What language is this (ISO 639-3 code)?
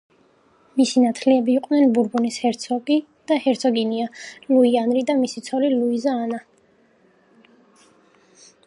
kat